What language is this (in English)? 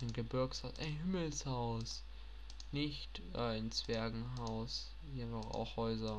German